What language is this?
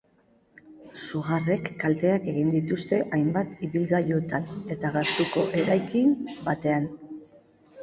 Basque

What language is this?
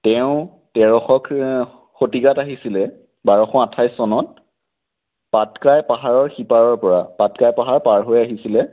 Assamese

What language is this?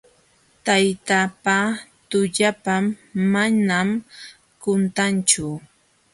Jauja Wanca Quechua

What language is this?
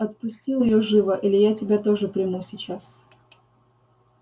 Russian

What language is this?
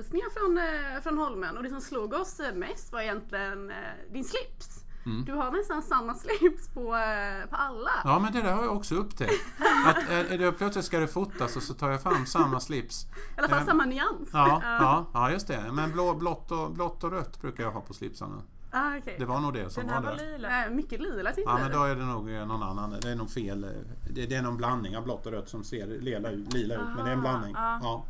Swedish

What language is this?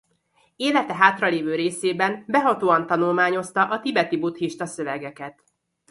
Hungarian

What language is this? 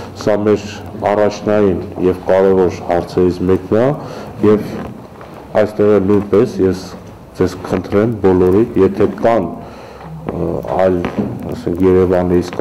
Romanian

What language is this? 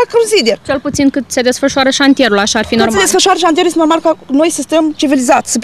Romanian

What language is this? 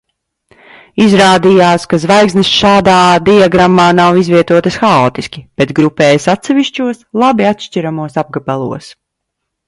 Latvian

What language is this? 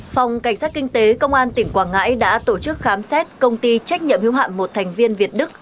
Vietnamese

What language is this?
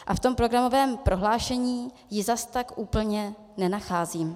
Czech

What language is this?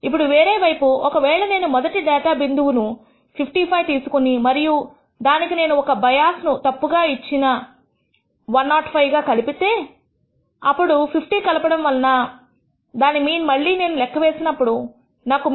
Telugu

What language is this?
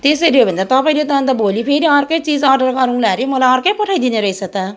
Nepali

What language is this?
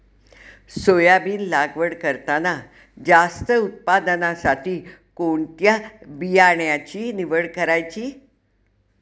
Marathi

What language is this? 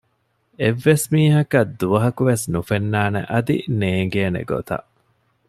Divehi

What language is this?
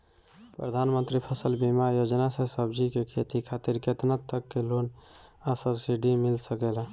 Bhojpuri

